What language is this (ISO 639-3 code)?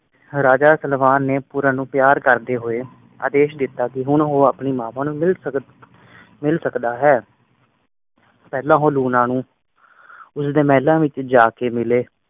pan